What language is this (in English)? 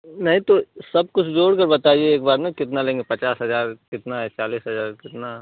Hindi